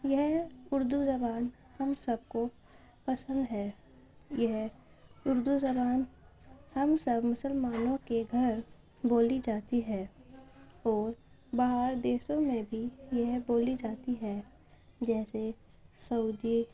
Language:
Urdu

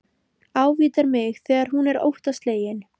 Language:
Icelandic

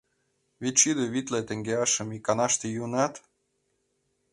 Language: Mari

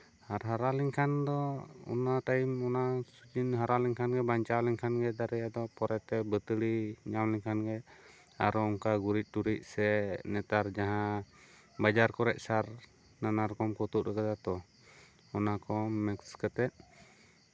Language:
Santali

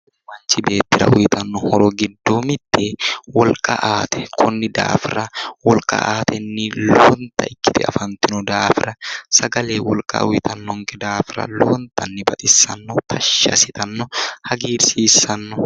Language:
Sidamo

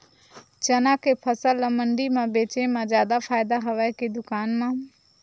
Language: Chhattisgarhi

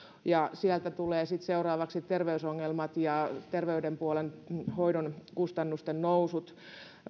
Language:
Finnish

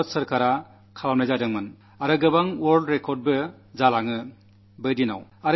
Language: Malayalam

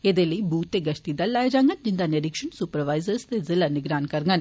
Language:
Dogri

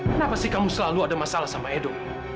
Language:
Indonesian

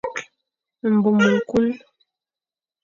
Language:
Fang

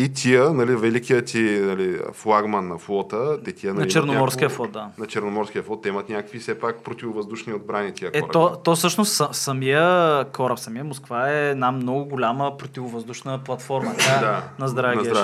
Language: Bulgarian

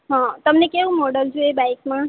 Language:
Gujarati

